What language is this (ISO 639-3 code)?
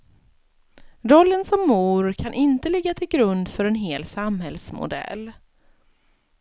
swe